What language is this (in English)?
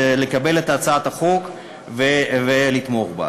Hebrew